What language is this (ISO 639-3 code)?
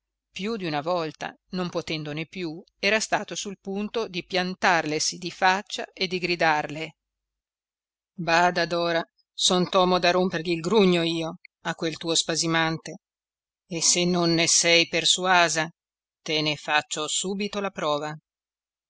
ita